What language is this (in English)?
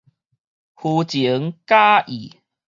Min Nan Chinese